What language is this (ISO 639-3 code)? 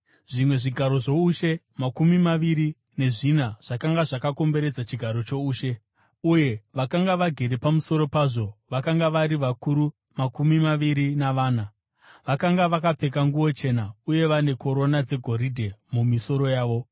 sna